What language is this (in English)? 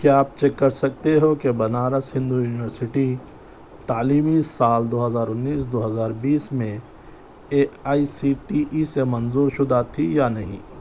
Urdu